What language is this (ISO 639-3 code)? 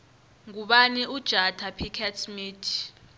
nbl